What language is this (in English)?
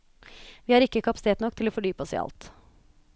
Norwegian